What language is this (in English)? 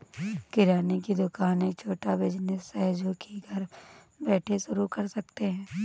Hindi